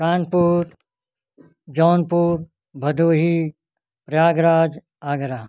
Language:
Hindi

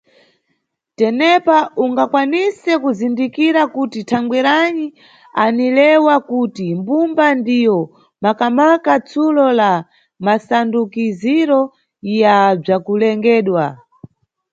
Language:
Nyungwe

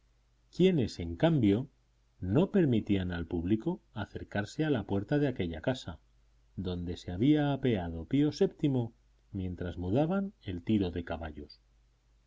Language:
Spanish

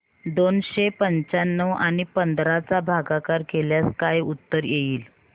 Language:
Marathi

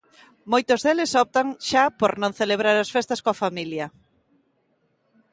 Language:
Galician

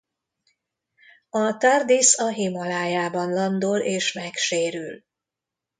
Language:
Hungarian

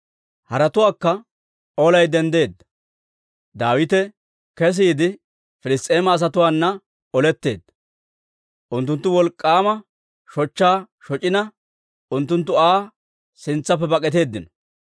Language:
Dawro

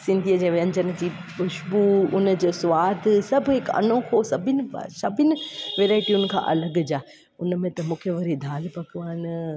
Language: Sindhi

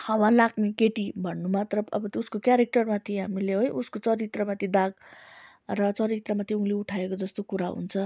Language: Nepali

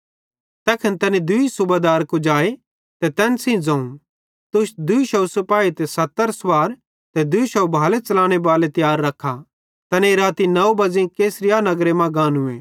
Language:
Bhadrawahi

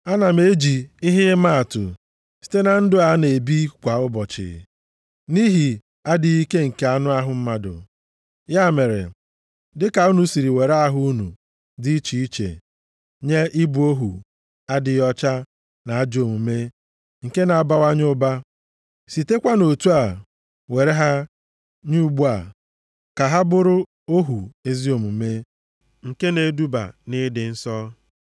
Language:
Igbo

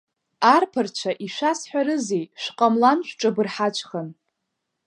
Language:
Abkhazian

